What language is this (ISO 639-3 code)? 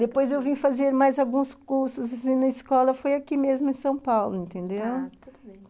por